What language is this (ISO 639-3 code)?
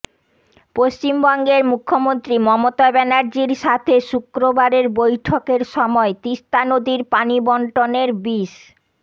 ben